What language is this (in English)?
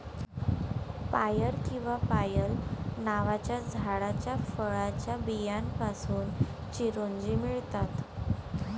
Marathi